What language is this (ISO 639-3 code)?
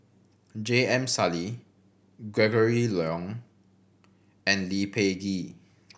eng